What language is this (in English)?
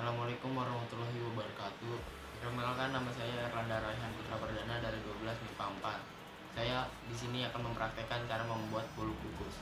Indonesian